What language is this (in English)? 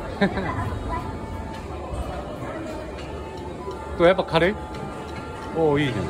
Japanese